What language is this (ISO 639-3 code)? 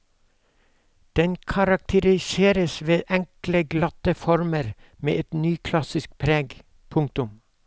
nor